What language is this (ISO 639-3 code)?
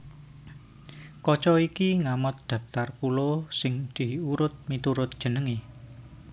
jav